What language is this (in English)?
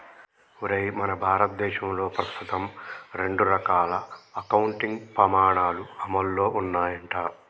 Telugu